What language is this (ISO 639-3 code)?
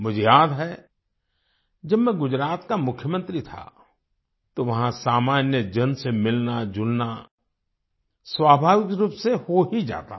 hin